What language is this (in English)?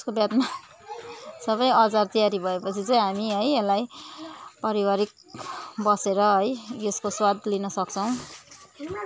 Nepali